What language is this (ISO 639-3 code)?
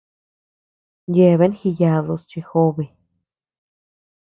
cux